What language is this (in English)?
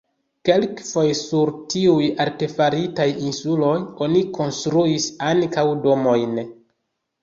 Esperanto